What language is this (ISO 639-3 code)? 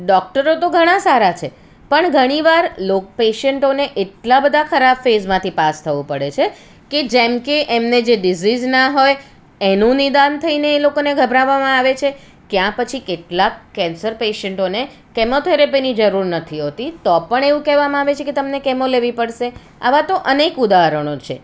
guj